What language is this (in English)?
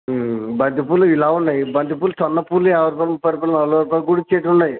Telugu